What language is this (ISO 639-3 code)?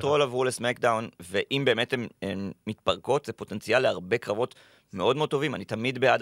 heb